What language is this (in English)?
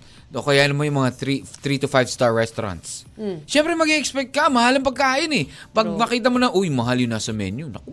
Filipino